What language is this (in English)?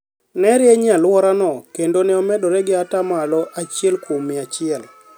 Luo (Kenya and Tanzania)